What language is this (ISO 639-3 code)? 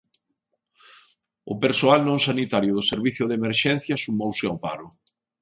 glg